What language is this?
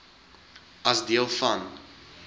Afrikaans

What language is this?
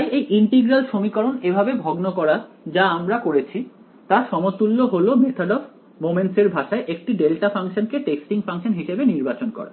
Bangla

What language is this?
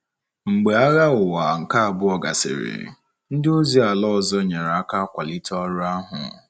Igbo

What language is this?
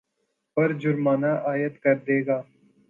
Urdu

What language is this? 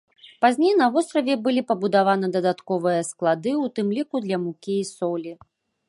Belarusian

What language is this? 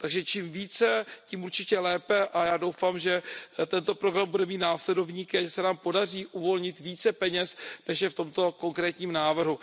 Czech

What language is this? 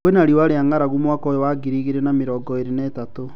Kikuyu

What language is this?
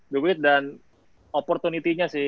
Indonesian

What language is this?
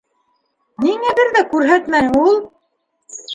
Bashkir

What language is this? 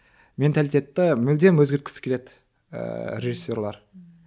Kazakh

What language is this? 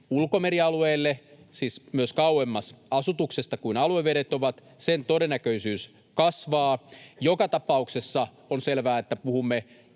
Finnish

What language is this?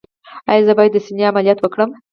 Pashto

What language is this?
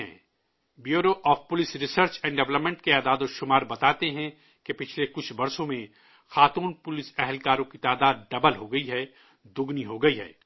Urdu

